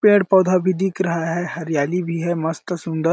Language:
Hindi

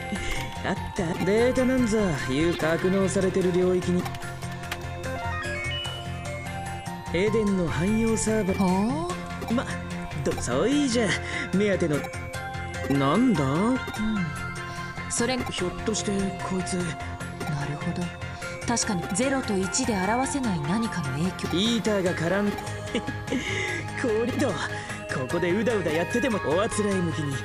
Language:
Korean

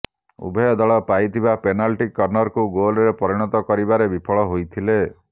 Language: Odia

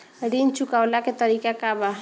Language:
Bhojpuri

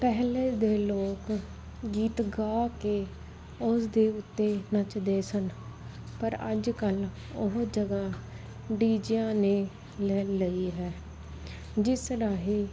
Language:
Punjabi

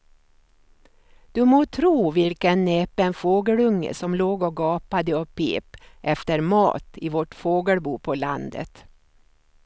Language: Swedish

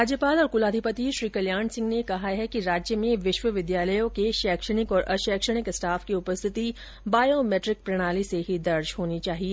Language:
Hindi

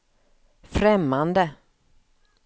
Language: Swedish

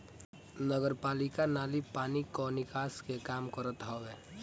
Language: Bhojpuri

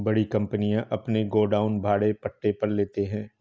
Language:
Hindi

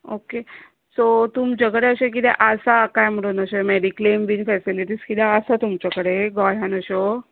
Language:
Konkani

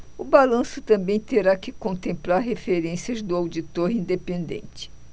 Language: Portuguese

